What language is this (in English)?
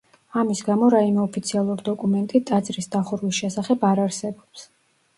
Georgian